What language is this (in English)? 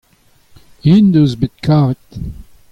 Breton